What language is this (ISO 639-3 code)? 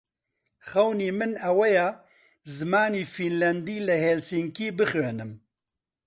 ckb